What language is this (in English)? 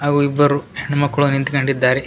Kannada